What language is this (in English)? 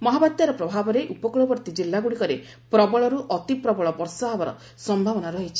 Odia